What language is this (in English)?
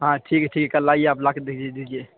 Urdu